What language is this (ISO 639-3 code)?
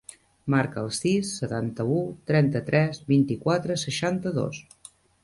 cat